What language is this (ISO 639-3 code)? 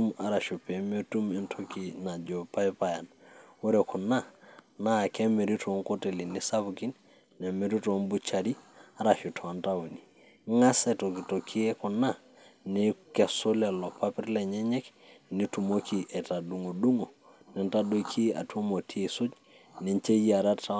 mas